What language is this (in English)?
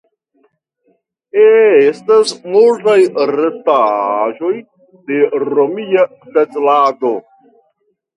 Esperanto